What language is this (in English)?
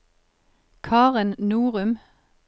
Norwegian